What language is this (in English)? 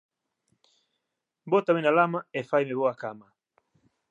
Galician